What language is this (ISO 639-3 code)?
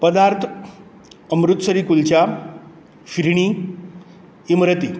kok